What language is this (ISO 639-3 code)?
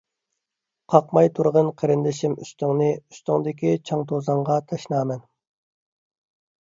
uig